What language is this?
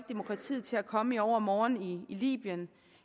Danish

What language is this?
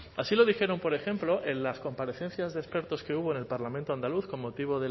Spanish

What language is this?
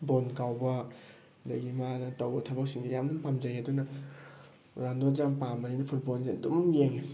Manipuri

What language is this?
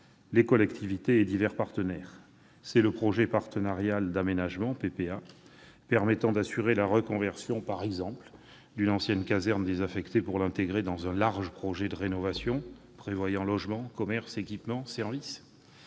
French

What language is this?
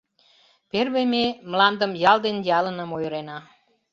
Mari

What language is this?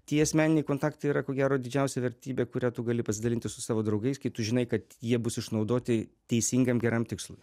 Lithuanian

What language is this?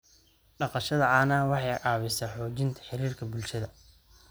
Somali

